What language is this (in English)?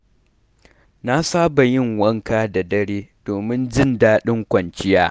Hausa